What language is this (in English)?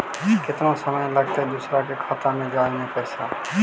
Magahi